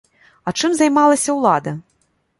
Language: Belarusian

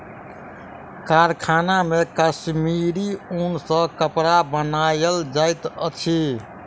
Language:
Maithili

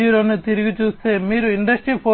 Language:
Telugu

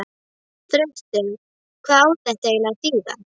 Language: Icelandic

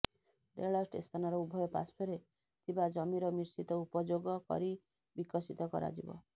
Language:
Odia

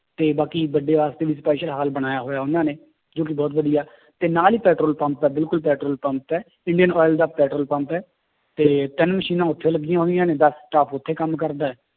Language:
Punjabi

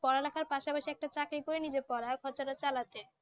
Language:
Bangla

